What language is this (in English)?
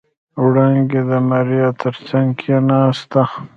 Pashto